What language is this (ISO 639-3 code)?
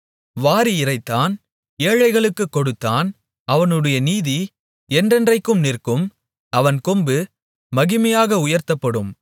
tam